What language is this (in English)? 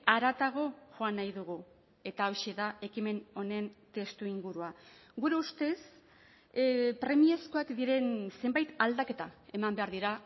Basque